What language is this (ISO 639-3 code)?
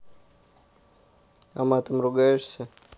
rus